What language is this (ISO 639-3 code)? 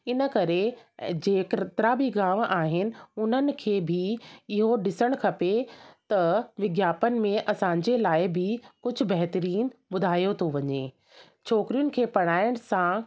snd